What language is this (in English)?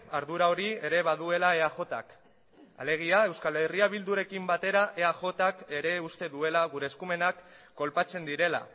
Basque